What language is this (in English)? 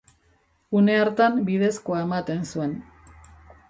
Basque